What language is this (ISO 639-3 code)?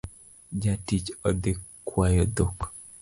luo